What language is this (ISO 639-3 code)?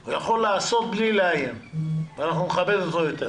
heb